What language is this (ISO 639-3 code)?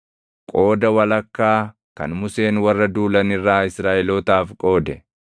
orm